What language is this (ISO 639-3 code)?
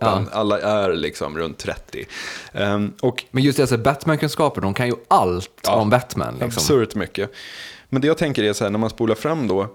swe